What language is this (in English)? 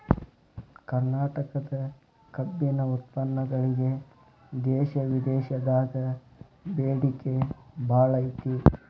Kannada